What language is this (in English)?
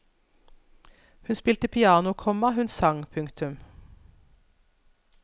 Norwegian